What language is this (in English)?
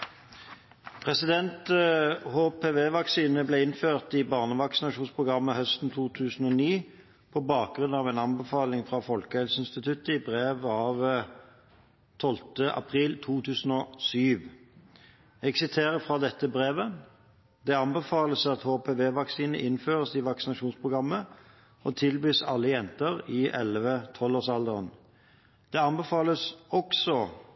Norwegian Bokmål